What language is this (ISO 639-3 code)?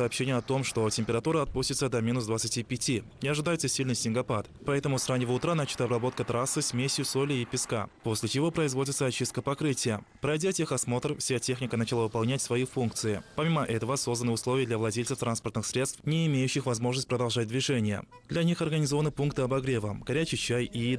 rus